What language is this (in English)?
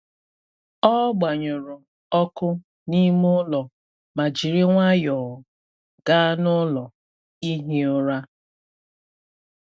Igbo